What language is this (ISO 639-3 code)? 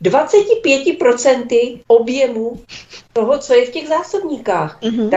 ces